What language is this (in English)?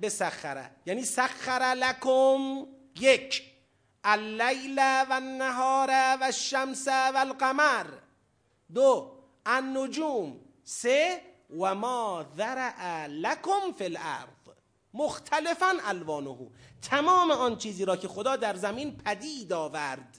Persian